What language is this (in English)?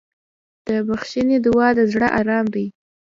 Pashto